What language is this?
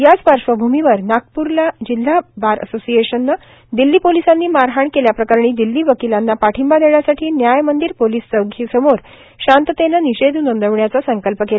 Marathi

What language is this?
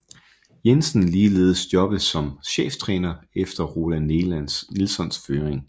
Danish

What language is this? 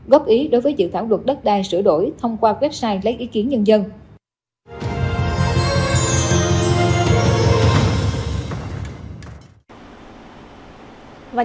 Vietnamese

